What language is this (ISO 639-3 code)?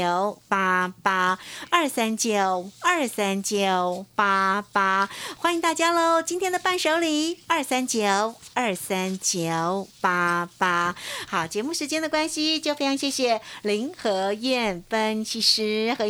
zho